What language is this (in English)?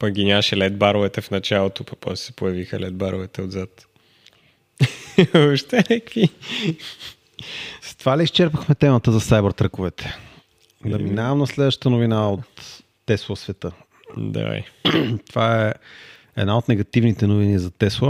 Bulgarian